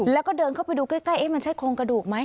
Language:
Thai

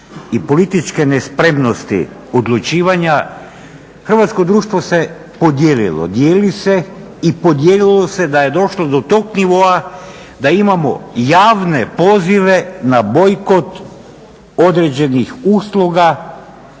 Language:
Croatian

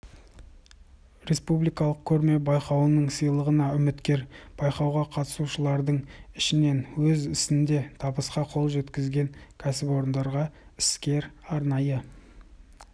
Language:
Kazakh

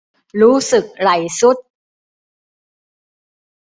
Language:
Thai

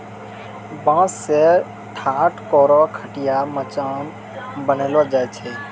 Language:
Maithili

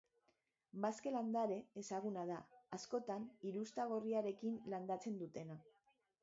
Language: Basque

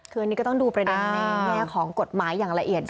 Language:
Thai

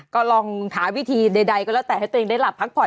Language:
Thai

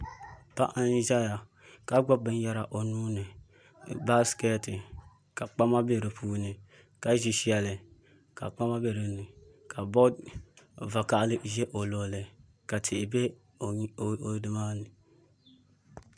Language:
Dagbani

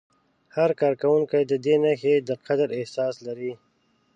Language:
Pashto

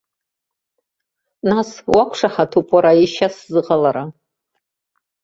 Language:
Abkhazian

